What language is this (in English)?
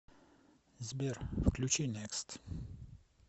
Russian